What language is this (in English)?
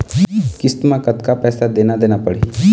Chhattisgarhi